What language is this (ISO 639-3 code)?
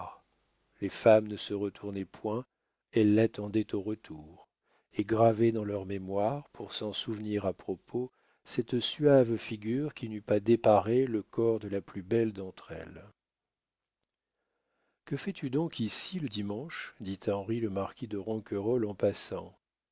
fra